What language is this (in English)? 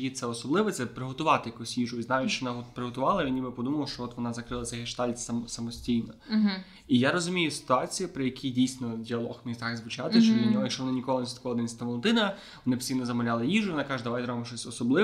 Ukrainian